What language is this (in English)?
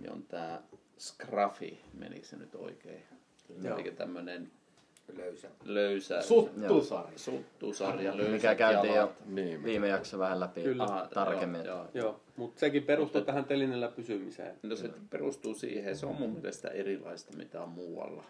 Finnish